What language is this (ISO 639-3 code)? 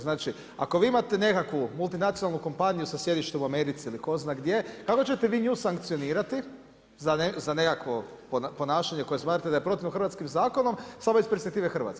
hrv